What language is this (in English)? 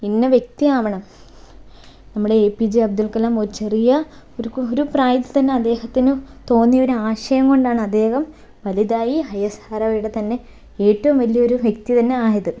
Malayalam